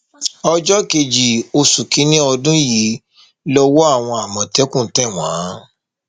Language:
Yoruba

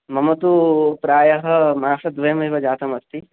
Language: Sanskrit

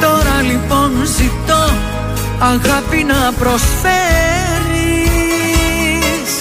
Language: Greek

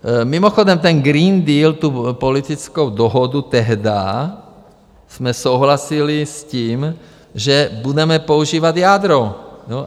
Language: Czech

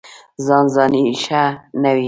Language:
Pashto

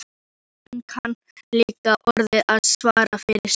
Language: Icelandic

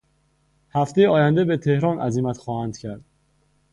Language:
Persian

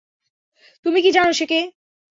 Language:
Bangla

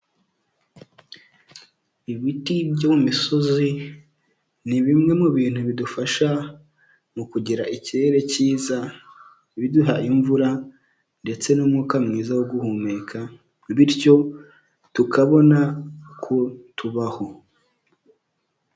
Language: Kinyarwanda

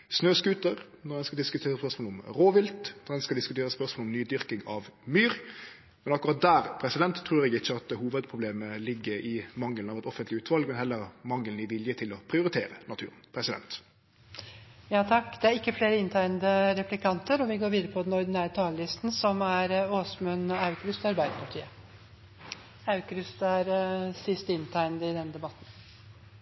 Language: Norwegian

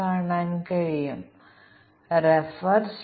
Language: Malayalam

